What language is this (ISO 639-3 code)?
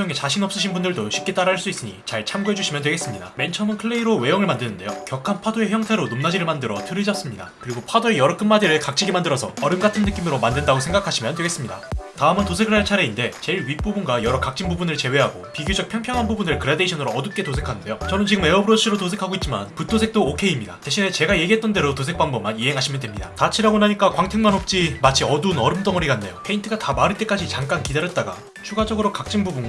kor